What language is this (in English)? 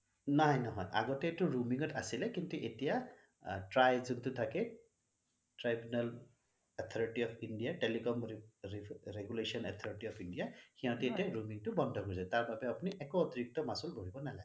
Assamese